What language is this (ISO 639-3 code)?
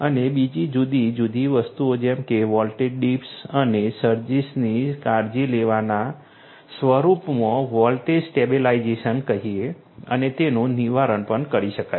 guj